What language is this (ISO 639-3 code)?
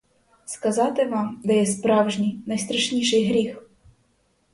ukr